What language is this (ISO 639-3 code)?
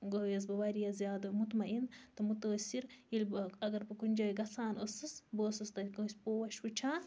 kas